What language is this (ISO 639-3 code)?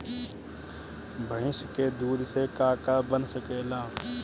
bho